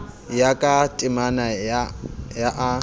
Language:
Southern Sotho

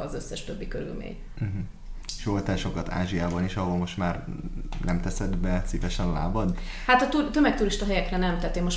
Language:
Hungarian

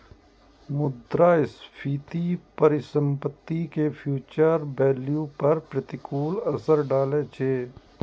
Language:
Maithili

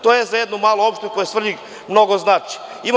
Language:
Serbian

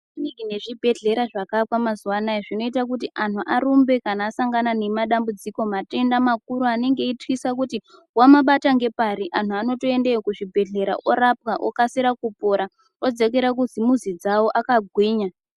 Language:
Ndau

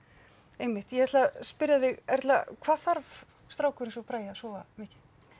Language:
Icelandic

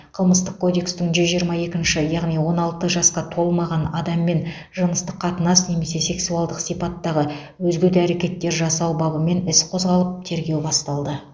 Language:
Kazakh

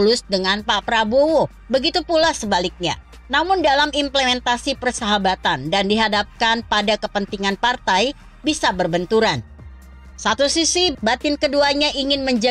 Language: Indonesian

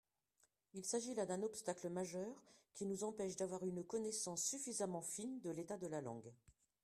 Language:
French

